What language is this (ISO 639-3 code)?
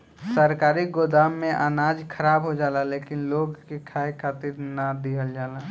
bho